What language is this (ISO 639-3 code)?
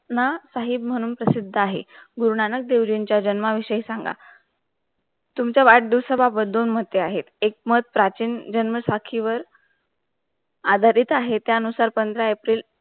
mar